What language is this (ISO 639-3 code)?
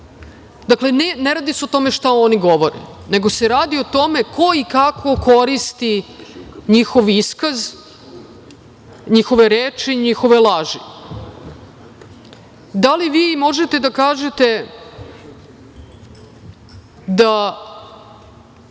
srp